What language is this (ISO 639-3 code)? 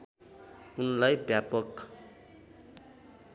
nep